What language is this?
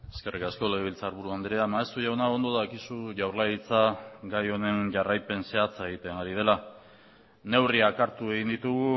Basque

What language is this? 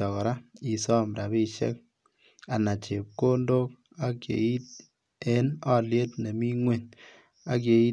Kalenjin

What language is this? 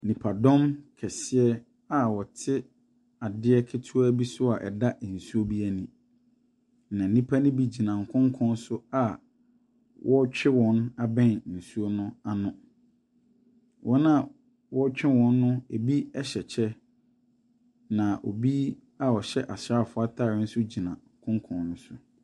Akan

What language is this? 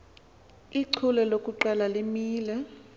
Xhosa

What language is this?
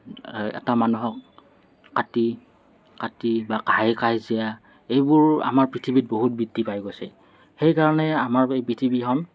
Assamese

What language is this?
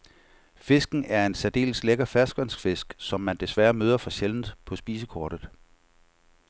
Danish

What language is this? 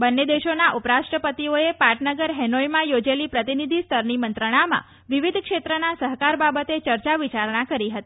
Gujarati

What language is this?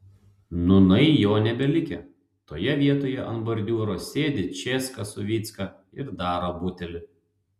Lithuanian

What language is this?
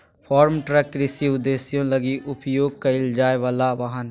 Magahi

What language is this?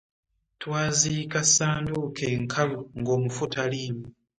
Ganda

